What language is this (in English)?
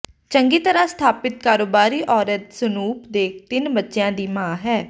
Punjabi